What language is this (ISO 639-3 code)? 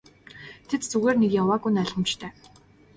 mon